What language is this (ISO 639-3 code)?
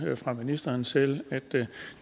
dan